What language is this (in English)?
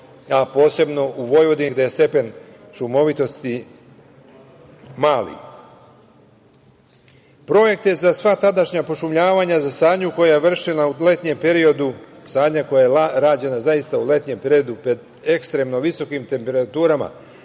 Serbian